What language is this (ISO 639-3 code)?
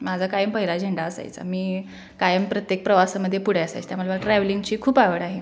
mar